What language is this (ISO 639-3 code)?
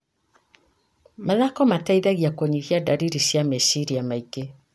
kik